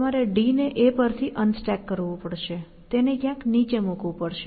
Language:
Gujarati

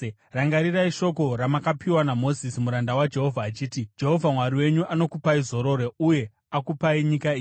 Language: Shona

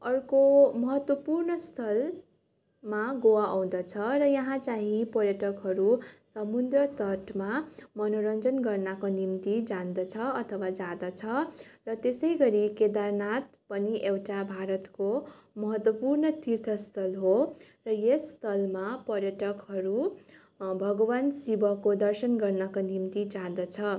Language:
Nepali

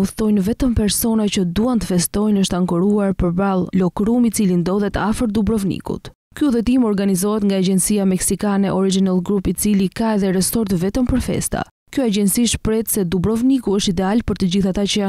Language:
Romanian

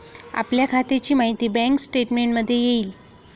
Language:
Marathi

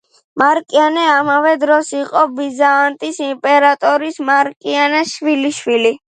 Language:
Georgian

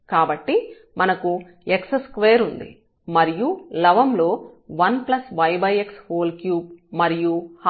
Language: Telugu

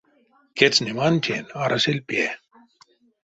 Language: Erzya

